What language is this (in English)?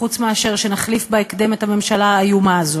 Hebrew